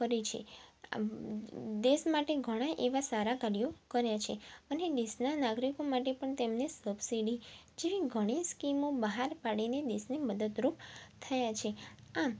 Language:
Gujarati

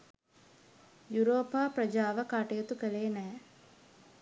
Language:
Sinhala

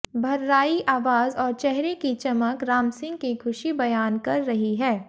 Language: Hindi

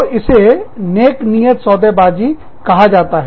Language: Hindi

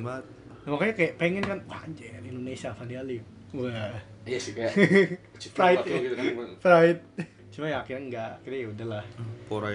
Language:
Indonesian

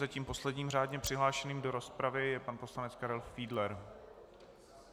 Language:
Czech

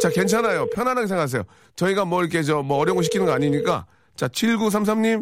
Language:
Korean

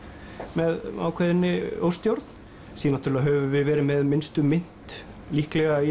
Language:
Icelandic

